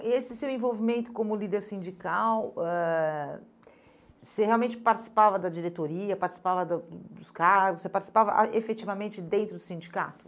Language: Portuguese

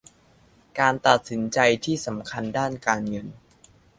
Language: Thai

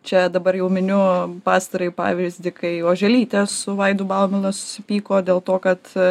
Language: Lithuanian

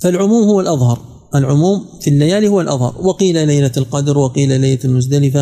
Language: Arabic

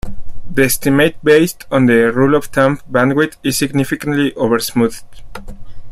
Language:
English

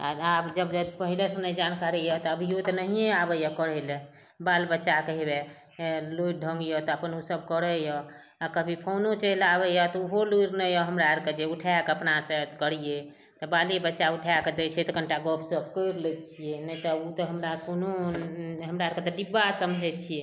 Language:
Maithili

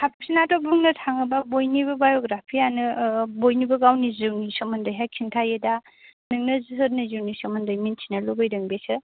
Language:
Bodo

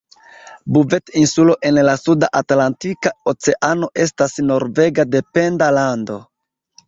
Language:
Esperanto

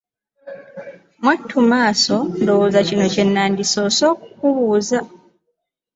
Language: Ganda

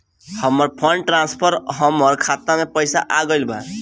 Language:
Bhojpuri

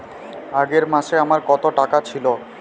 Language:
Bangla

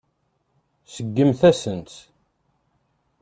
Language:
Kabyle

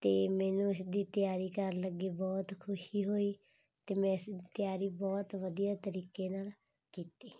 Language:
Punjabi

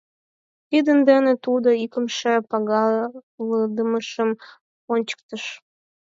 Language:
Mari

